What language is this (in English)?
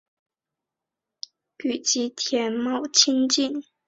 Chinese